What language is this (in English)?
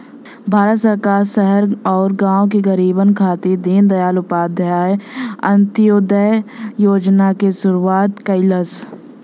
Bhojpuri